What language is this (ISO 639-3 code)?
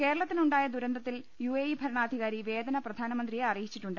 mal